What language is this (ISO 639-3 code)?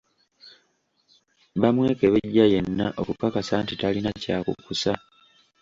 lug